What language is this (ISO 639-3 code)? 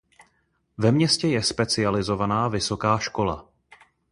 ces